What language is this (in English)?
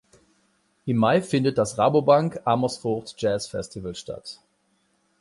German